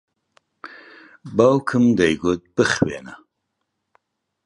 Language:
Central Kurdish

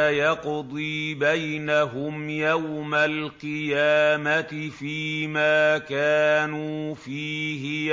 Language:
Arabic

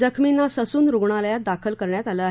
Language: Marathi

